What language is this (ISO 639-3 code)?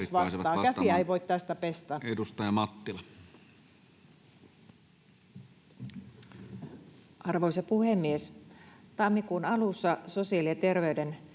fin